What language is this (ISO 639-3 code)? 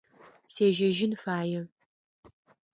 ady